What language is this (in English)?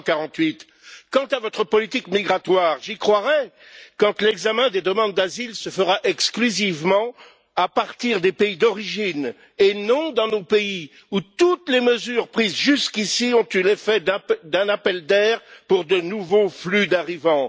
French